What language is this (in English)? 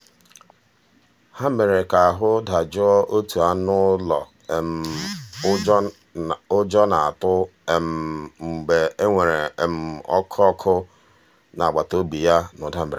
Igbo